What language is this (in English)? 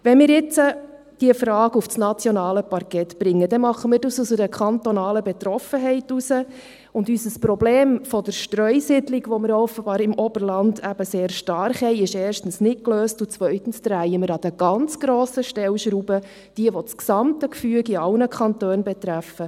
Swiss German